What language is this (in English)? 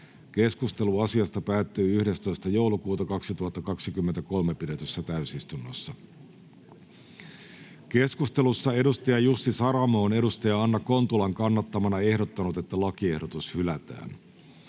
Finnish